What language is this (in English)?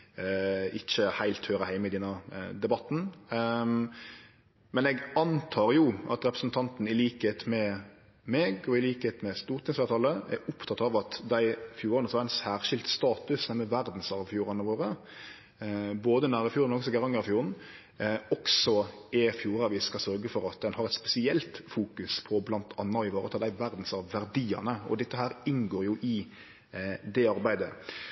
Norwegian Nynorsk